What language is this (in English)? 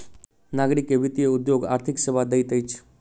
Maithili